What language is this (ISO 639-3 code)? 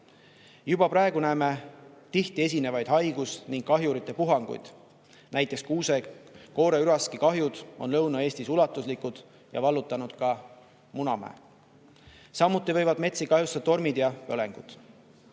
est